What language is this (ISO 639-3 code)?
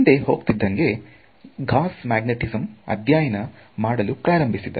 kan